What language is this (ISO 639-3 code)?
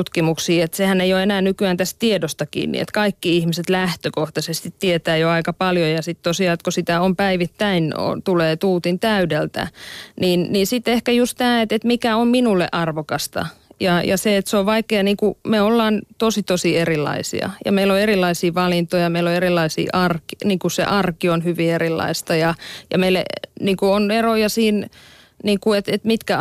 fin